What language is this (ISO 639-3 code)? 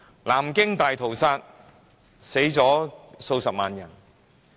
yue